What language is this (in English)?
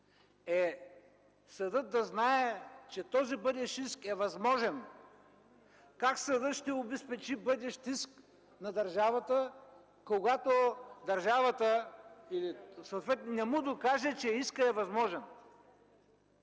Bulgarian